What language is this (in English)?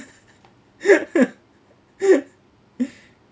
English